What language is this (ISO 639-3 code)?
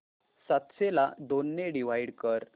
mar